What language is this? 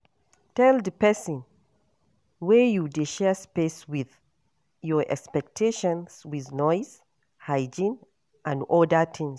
Nigerian Pidgin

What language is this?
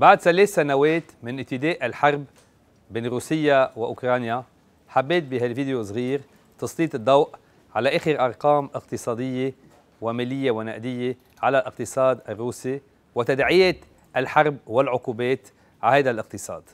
Arabic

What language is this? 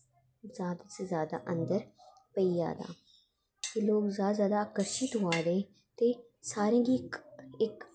Dogri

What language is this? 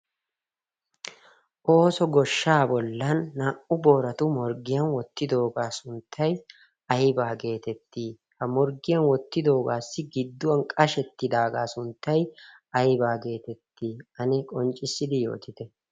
Wolaytta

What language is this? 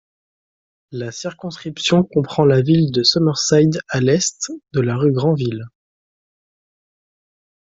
French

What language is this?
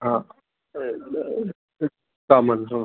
Sanskrit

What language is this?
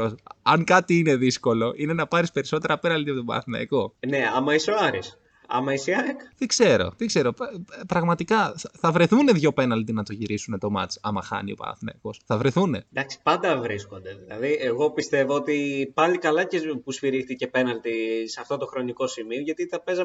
Greek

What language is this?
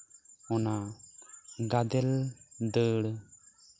Santali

